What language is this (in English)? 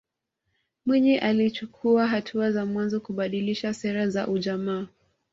Swahili